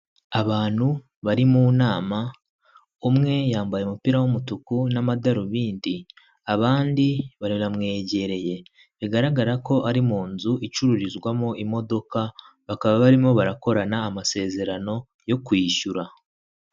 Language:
Kinyarwanda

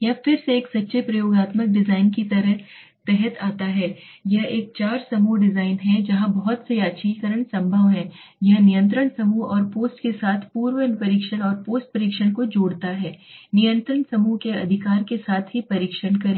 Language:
Hindi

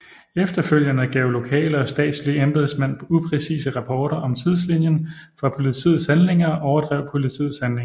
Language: Danish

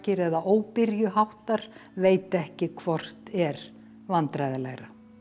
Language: Icelandic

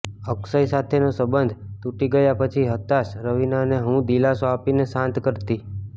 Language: Gujarati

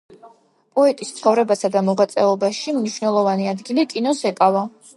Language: Georgian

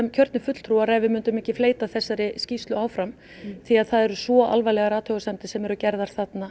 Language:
Icelandic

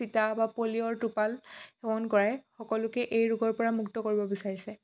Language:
Assamese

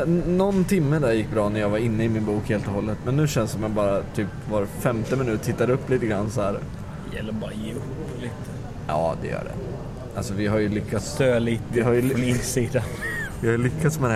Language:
Swedish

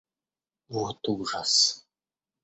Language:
Russian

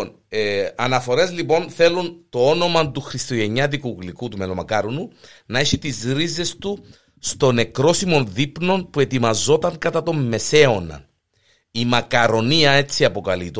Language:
Greek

